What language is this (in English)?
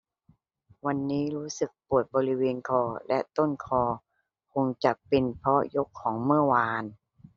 Thai